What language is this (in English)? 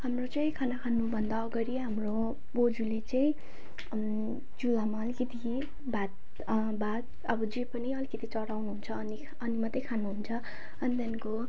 Nepali